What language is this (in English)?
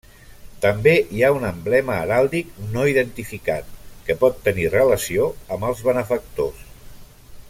Catalan